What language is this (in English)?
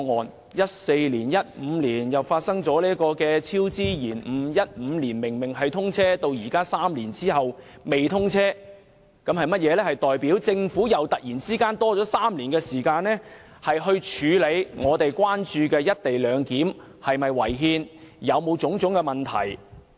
Cantonese